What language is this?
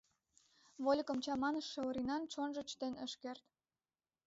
Mari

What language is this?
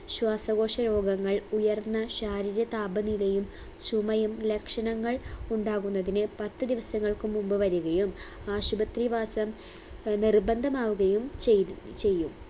Malayalam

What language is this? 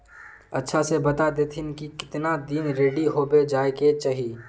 Magahi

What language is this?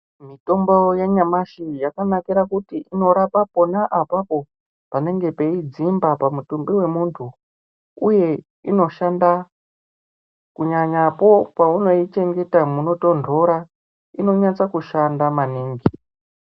Ndau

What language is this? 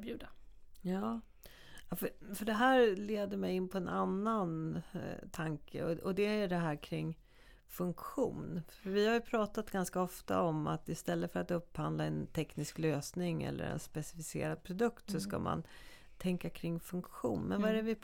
Swedish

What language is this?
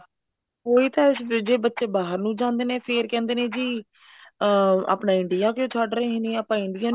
Punjabi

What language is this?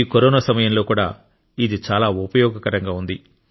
Telugu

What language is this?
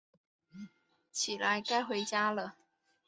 Chinese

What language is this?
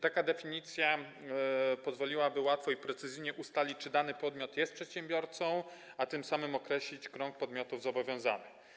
Polish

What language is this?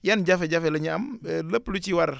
Wolof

